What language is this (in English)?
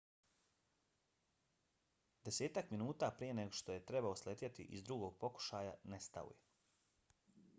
Bosnian